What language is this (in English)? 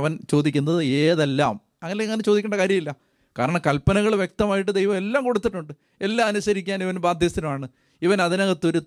Malayalam